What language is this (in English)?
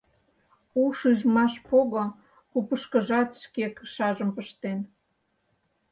Mari